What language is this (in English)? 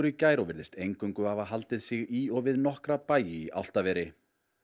Icelandic